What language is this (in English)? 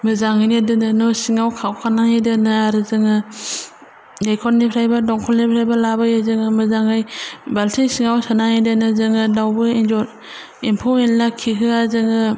Bodo